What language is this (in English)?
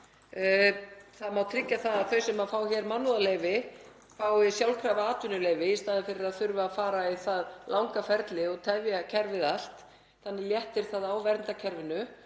Icelandic